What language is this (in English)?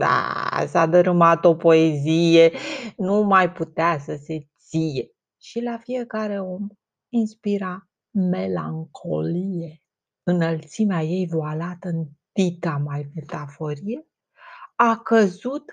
Romanian